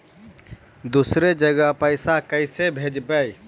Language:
Magahi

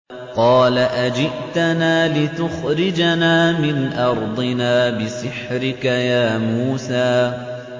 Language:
Arabic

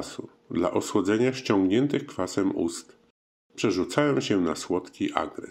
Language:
Polish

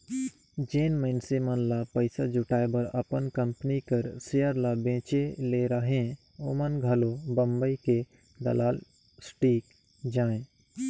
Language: Chhattisgarhi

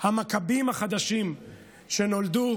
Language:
Hebrew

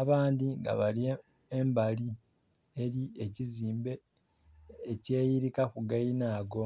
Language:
Soga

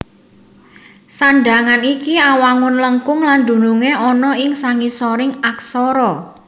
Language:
Javanese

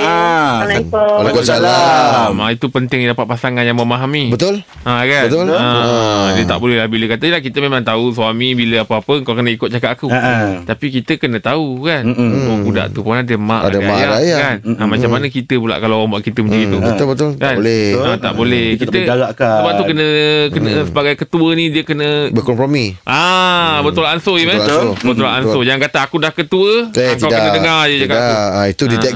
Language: Malay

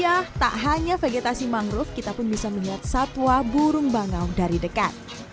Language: Indonesian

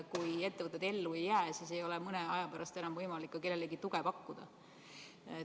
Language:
Estonian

